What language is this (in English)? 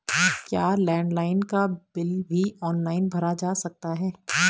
Hindi